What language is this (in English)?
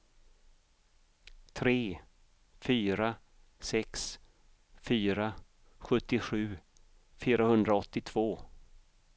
Swedish